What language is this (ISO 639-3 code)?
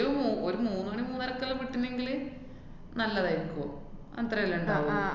mal